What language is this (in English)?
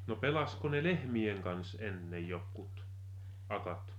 Finnish